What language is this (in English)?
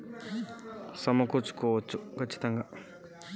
Telugu